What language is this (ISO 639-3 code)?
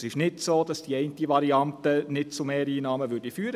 gsw